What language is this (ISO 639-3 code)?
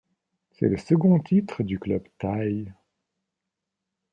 fra